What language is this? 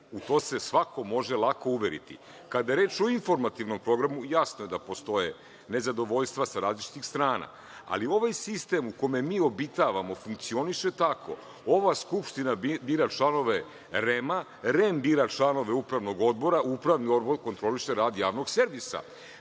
Serbian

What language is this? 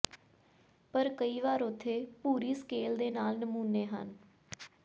Punjabi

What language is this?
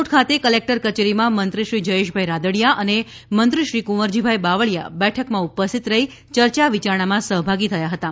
Gujarati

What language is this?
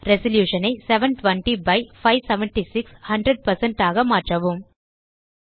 Tamil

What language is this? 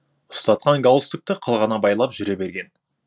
Kazakh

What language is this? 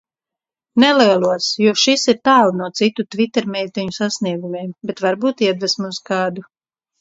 Latvian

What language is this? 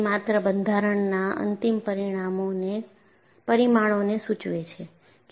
Gujarati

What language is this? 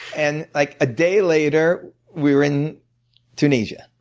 English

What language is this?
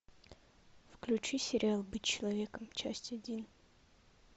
Russian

